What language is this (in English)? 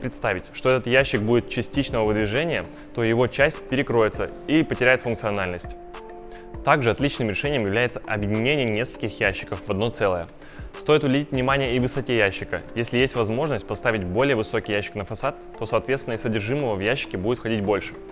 Russian